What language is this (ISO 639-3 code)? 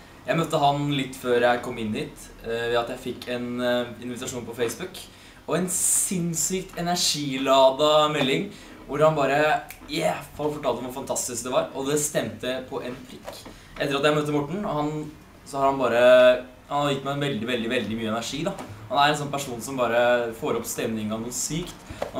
nor